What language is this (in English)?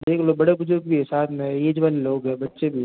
Hindi